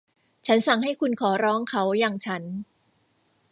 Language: Thai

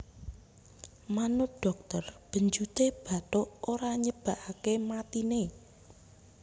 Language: Javanese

